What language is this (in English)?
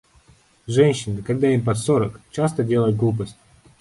Russian